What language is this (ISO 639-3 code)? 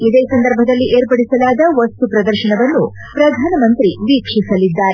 kan